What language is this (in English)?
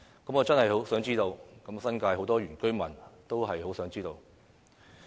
Cantonese